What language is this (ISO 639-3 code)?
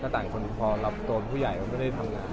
tha